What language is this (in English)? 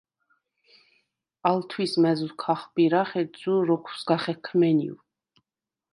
Svan